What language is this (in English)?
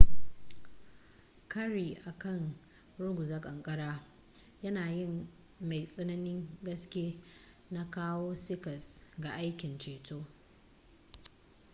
Hausa